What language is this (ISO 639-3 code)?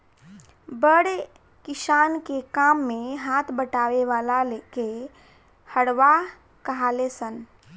bho